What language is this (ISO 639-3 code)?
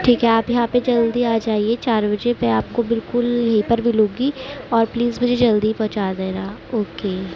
urd